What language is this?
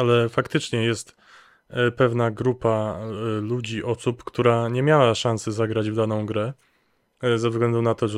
Polish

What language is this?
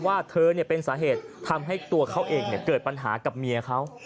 Thai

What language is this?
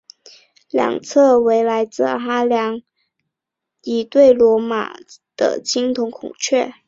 Chinese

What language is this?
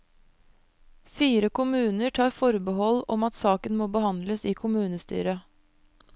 Norwegian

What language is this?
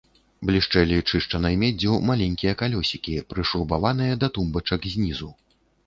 Belarusian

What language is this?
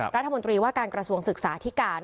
Thai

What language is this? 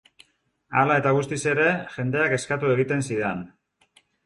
Basque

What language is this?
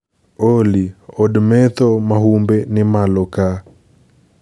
Luo (Kenya and Tanzania)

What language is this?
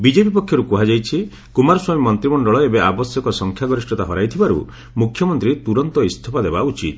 Odia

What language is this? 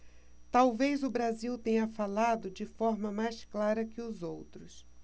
Portuguese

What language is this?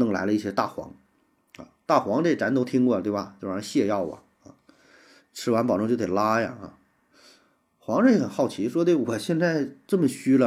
Chinese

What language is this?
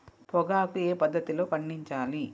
Telugu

